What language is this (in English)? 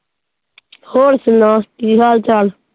Punjabi